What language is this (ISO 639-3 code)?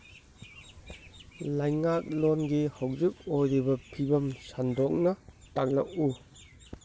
mni